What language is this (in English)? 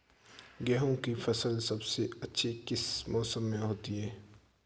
Hindi